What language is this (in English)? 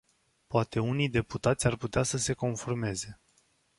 Romanian